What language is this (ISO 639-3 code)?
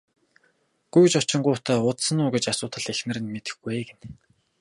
mon